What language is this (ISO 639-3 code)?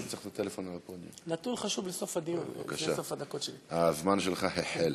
heb